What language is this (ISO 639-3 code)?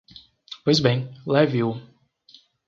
por